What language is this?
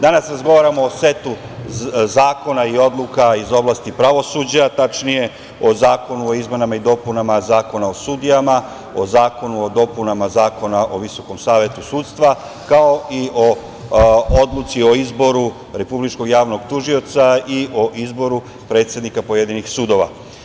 Serbian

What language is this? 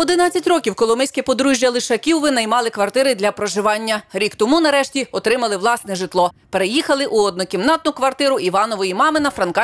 Ukrainian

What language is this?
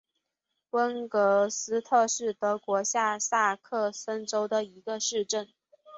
Chinese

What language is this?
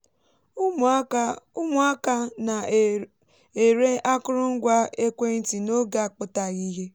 Igbo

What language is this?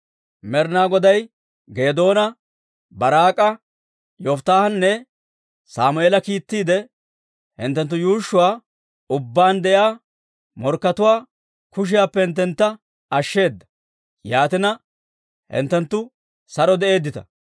Dawro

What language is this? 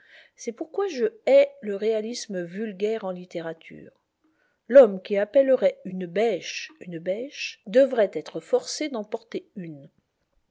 French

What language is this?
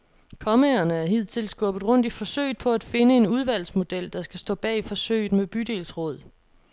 Danish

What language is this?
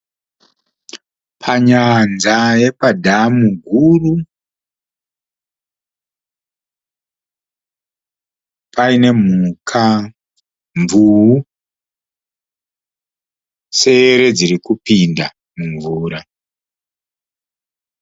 Shona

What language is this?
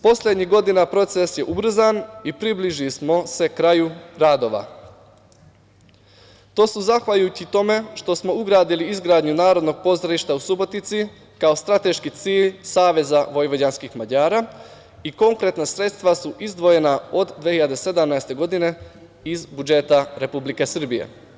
Serbian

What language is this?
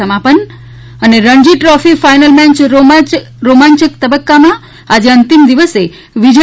Gujarati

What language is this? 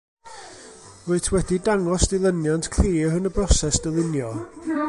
Welsh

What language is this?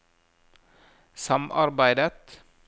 Norwegian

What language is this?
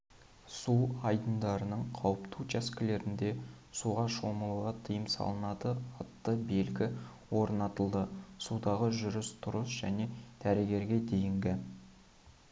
Kazakh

